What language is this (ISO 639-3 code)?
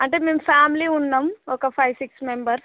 tel